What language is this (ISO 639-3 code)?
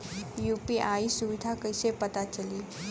bho